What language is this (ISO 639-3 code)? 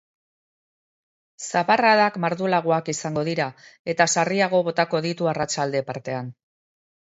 eus